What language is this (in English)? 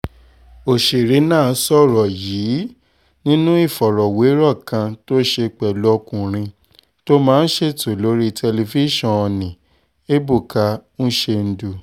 Yoruba